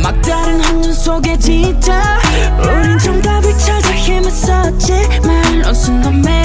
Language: Korean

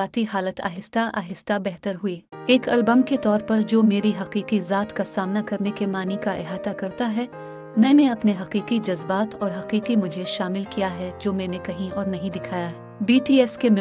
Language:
Urdu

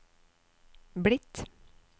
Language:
Norwegian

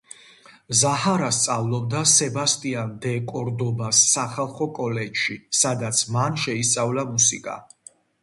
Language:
Georgian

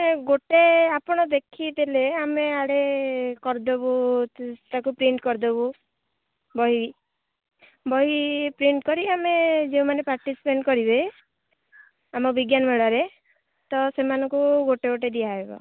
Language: Odia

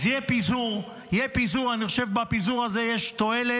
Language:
Hebrew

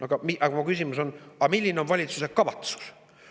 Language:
Estonian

